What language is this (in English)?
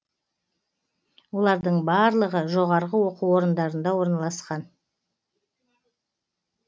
Kazakh